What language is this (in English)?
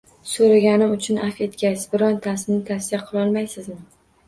Uzbek